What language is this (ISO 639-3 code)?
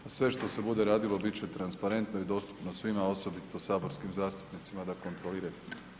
hrv